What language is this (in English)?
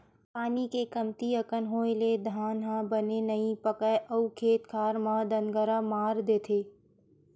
Chhattisgarhi